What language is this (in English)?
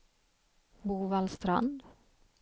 Swedish